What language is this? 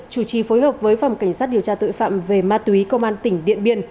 Vietnamese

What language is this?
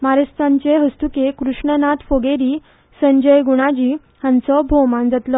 Konkani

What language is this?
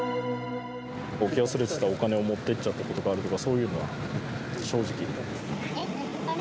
Japanese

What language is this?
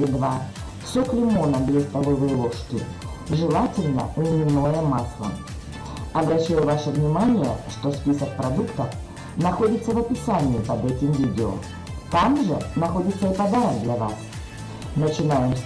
Russian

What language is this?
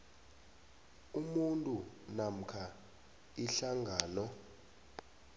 South Ndebele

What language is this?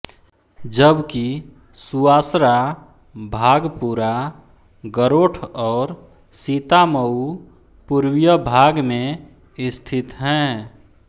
Hindi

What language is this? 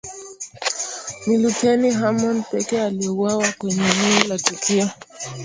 Swahili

